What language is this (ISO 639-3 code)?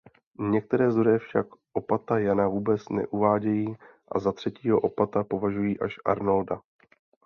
ces